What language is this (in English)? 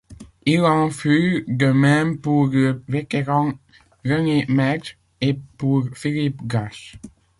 French